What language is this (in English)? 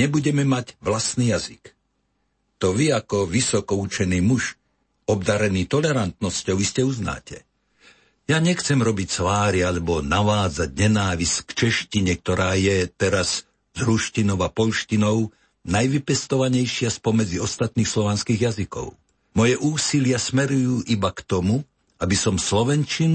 Slovak